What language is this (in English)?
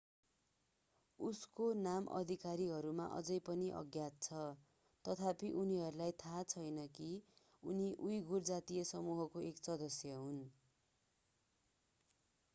Nepali